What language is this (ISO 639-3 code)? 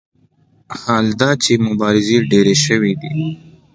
pus